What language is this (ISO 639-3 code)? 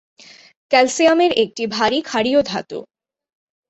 ben